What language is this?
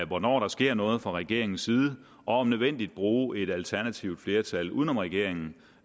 Danish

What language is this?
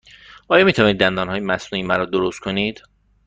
Persian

